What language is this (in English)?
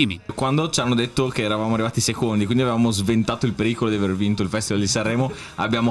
Italian